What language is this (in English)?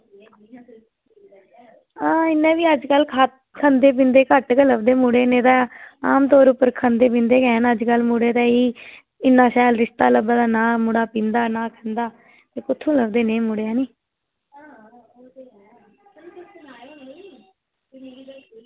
Dogri